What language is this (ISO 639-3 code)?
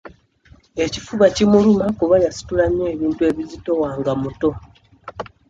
lug